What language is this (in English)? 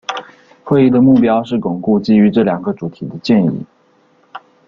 Chinese